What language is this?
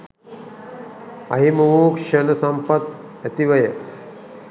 Sinhala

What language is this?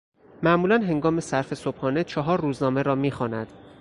Persian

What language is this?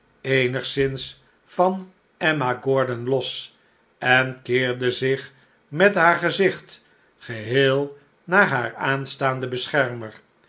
Dutch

